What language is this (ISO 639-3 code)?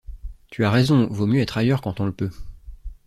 fra